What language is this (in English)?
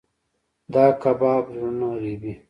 Pashto